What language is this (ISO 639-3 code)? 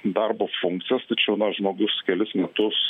lit